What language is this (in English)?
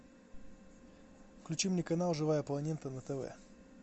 Russian